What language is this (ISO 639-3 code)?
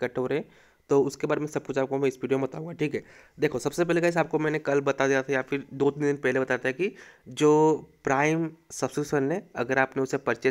hin